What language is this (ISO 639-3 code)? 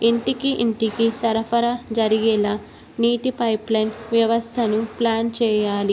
tel